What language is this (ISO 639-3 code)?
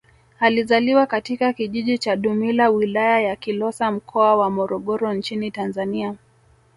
swa